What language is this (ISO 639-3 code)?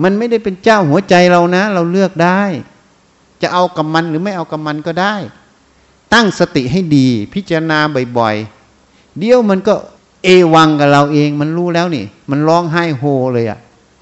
tha